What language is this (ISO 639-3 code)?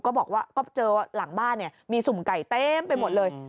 tha